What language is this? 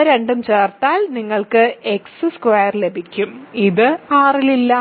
Malayalam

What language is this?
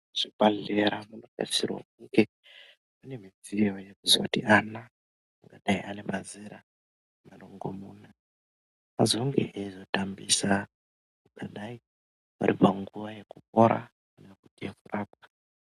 Ndau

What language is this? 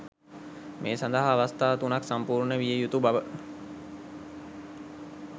Sinhala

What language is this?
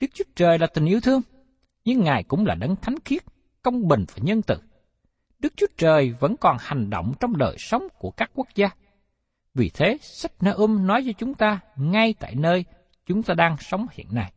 Vietnamese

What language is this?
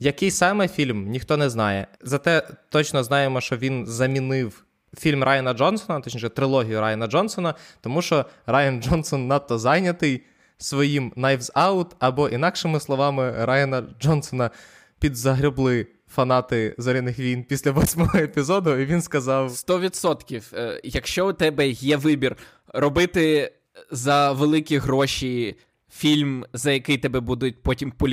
Ukrainian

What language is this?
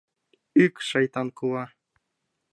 Mari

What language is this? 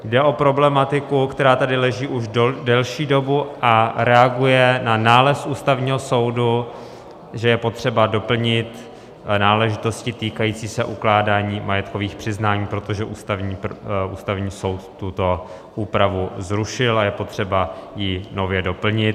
Czech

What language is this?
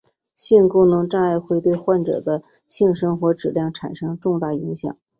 Chinese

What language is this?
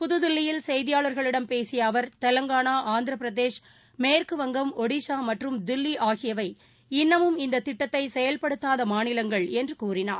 Tamil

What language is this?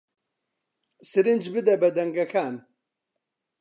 Central Kurdish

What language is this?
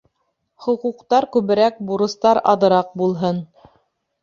Bashkir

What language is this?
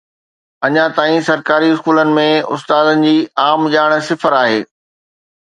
Sindhi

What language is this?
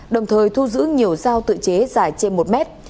Vietnamese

